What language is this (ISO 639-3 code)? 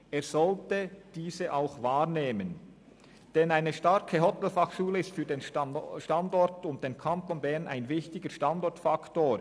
gsw